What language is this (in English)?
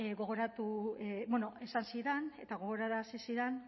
Basque